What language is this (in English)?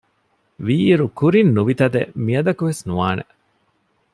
Divehi